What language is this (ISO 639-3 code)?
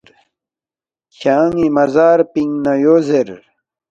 bft